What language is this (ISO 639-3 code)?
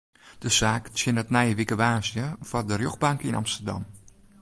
fry